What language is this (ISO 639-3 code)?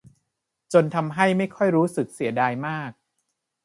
tha